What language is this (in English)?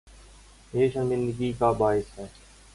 Urdu